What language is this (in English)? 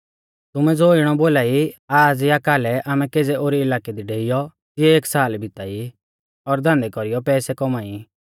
Mahasu Pahari